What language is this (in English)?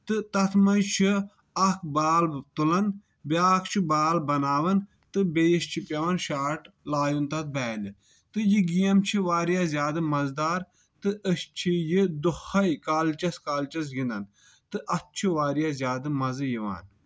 Kashmiri